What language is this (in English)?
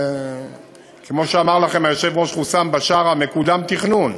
Hebrew